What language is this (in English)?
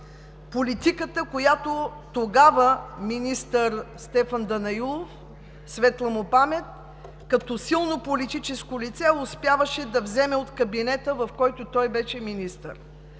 Bulgarian